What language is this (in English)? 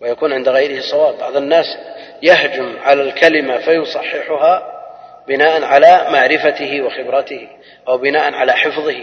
Arabic